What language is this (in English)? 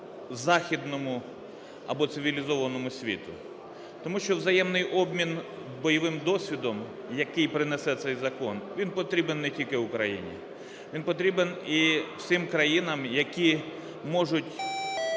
Ukrainian